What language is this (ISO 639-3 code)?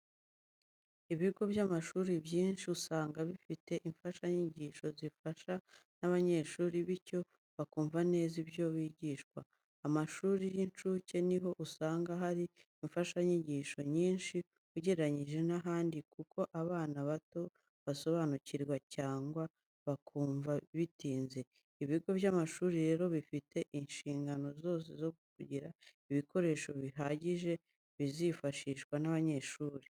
kin